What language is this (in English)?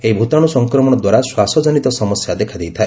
Odia